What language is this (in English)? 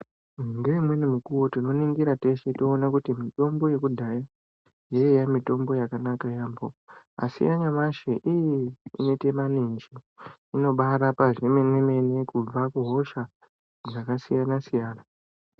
Ndau